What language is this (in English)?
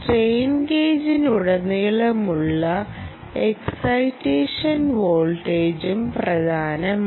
Malayalam